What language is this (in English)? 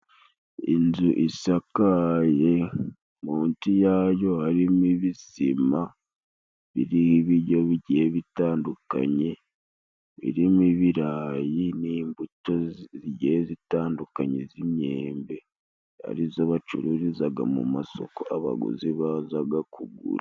Kinyarwanda